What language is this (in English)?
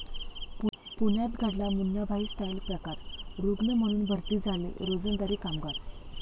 Marathi